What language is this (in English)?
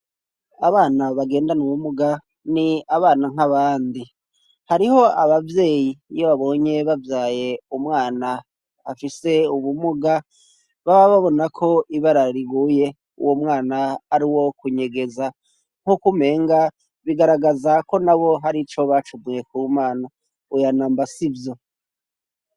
Rundi